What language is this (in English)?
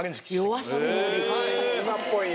Japanese